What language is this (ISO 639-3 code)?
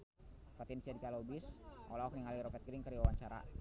sun